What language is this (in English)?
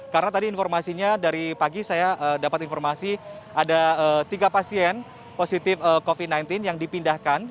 Indonesian